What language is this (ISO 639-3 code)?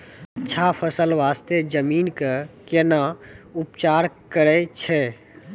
mai